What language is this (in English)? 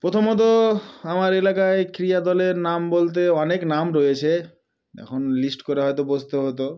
Bangla